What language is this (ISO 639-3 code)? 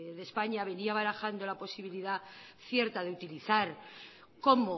spa